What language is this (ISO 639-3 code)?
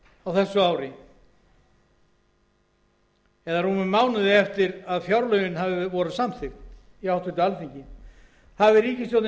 isl